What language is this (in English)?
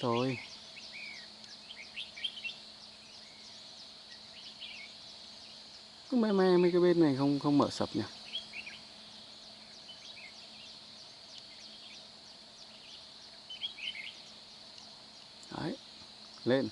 Vietnamese